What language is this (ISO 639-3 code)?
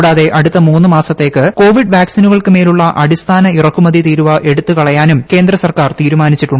mal